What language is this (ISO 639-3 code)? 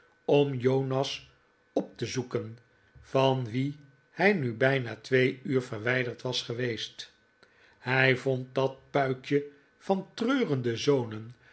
nld